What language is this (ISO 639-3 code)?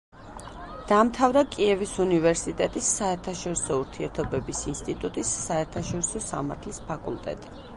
kat